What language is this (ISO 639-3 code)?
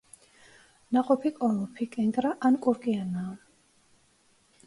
kat